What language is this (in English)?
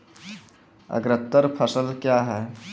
Maithili